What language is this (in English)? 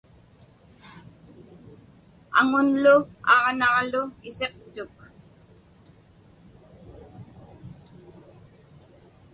Inupiaq